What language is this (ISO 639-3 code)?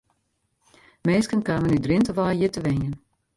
fry